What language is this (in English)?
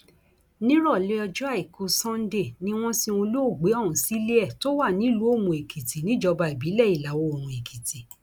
Yoruba